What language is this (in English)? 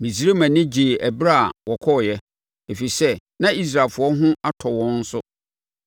Akan